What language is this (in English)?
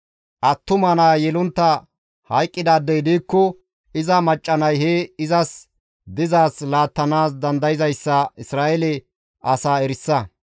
Gamo